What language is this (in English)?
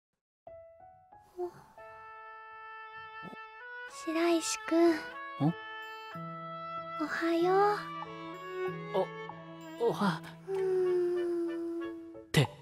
Japanese